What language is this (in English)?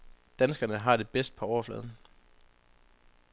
Danish